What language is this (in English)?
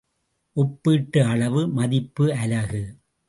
Tamil